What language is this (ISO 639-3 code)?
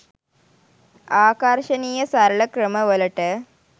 sin